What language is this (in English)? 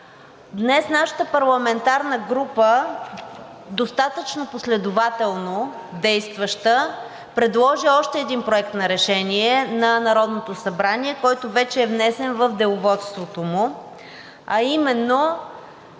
Bulgarian